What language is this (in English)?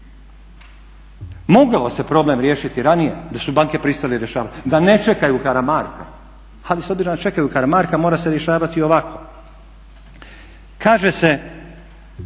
Croatian